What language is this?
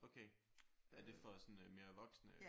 Danish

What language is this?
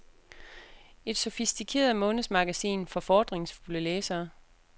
Danish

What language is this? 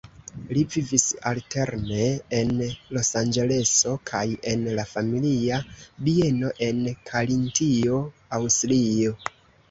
Esperanto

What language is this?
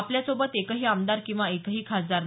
Marathi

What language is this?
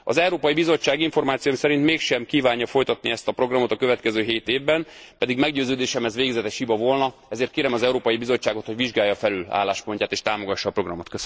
Hungarian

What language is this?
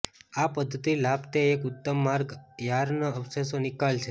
Gujarati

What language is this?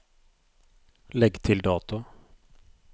Norwegian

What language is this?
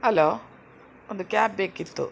Kannada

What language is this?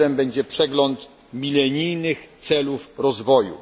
Polish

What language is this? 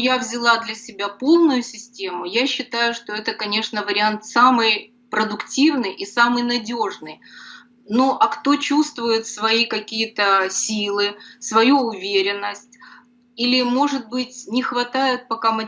Russian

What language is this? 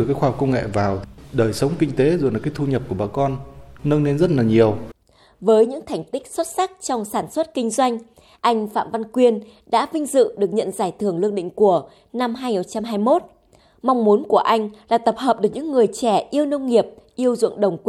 Vietnamese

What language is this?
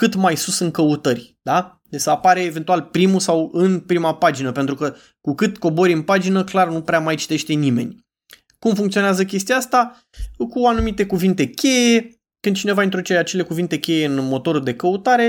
Romanian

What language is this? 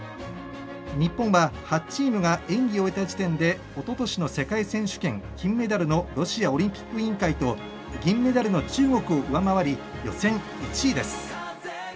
Japanese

